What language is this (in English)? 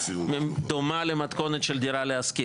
Hebrew